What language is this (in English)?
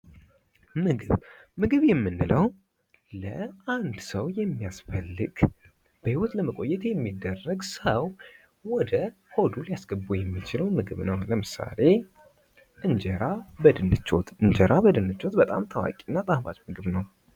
Amharic